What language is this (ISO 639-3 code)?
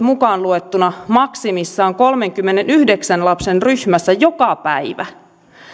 fin